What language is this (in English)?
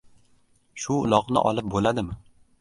Uzbek